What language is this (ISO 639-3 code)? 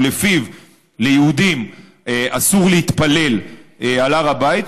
heb